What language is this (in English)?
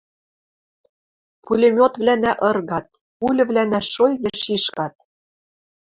Western Mari